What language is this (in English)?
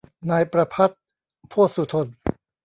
Thai